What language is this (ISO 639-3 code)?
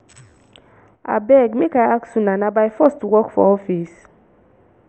pcm